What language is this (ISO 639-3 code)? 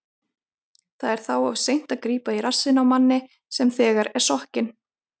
isl